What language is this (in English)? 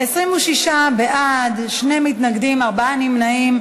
Hebrew